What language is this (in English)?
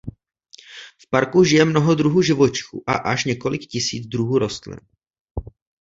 Czech